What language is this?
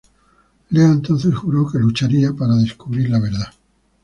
Spanish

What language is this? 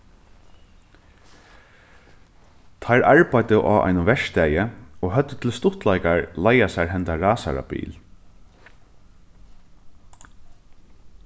Faroese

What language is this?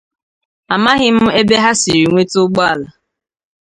Igbo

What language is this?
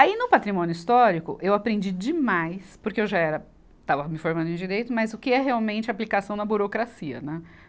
Portuguese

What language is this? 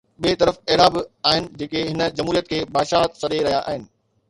Sindhi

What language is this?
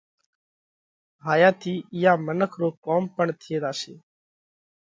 Parkari Koli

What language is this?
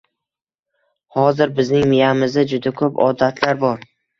Uzbek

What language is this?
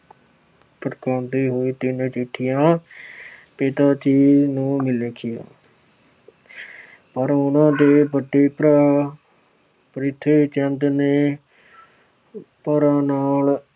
Punjabi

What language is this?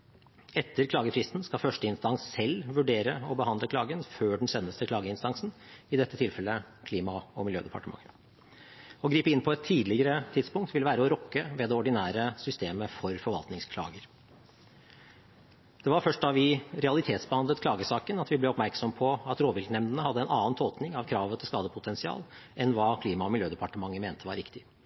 Norwegian Bokmål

